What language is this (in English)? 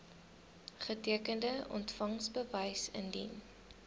Afrikaans